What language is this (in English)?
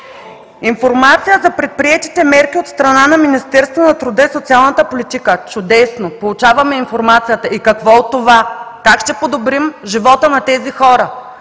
Bulgarian